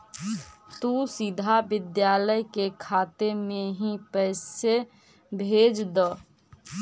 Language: Magahi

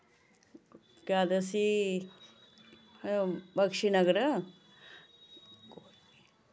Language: Dogri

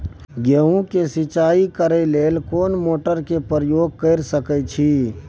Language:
Maithili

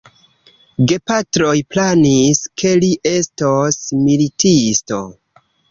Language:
Esperanto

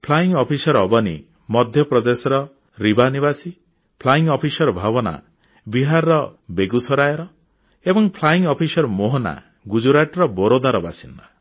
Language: Odia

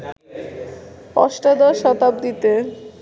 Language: Bangla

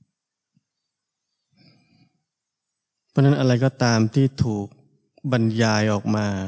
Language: Thai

